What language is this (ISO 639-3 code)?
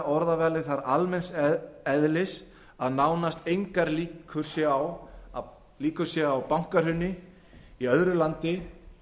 isl